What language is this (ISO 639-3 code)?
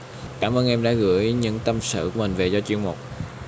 vie